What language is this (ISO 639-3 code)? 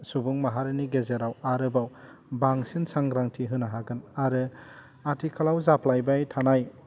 brx